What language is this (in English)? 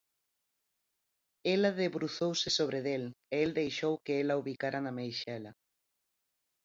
Galician